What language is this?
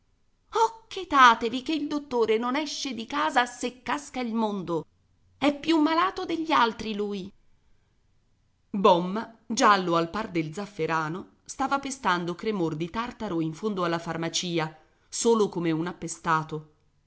Italian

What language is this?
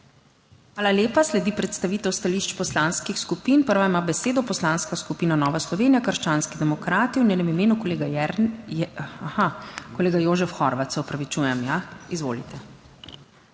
Slovenian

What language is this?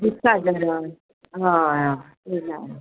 Konkani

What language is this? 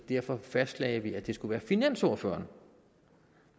Danish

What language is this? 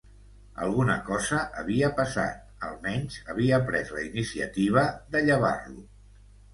Catalan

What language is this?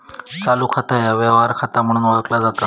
Marathi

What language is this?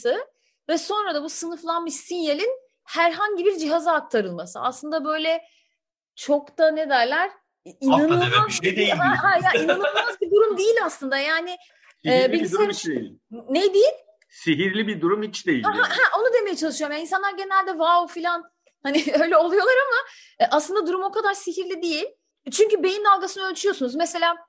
Turkish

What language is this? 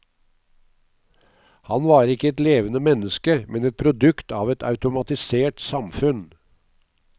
Norwegian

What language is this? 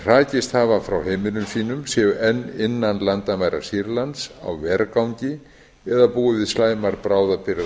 Icelandic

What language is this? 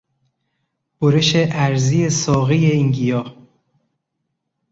Persian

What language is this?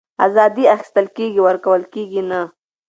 Pashto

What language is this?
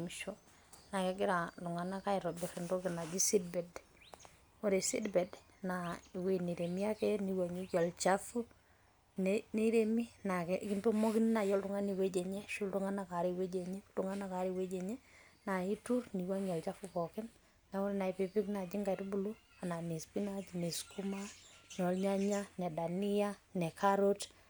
Masai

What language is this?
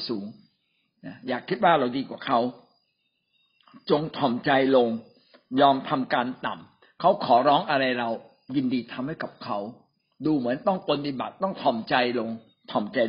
Thai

